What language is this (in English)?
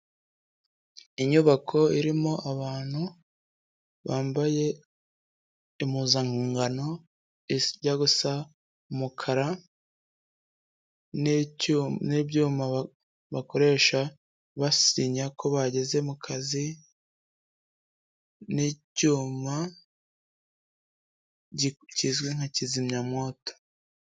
Kinyarwanda